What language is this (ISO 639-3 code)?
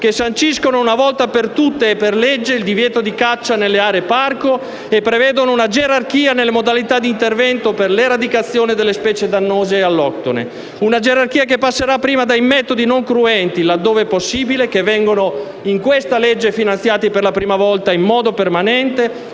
ita